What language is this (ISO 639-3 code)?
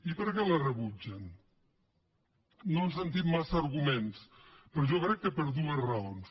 cat